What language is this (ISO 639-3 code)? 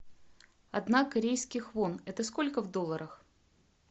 rus